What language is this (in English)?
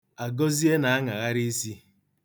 Igbo